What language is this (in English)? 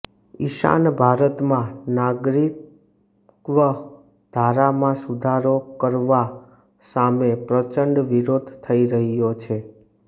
Gujarati